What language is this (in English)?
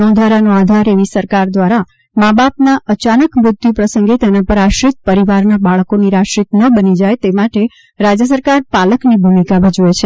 Gujarati